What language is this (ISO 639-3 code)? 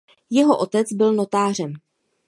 ces